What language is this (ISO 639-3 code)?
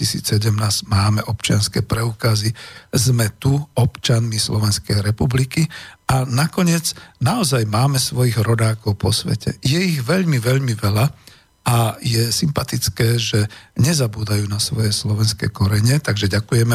slk